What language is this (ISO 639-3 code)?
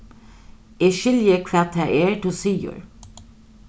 fao